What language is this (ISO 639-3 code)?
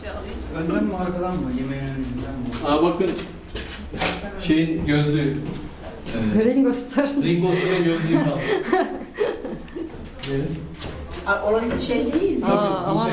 tur